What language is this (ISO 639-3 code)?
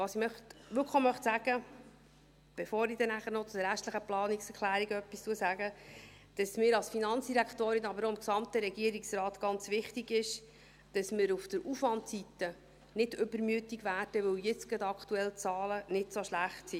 gsw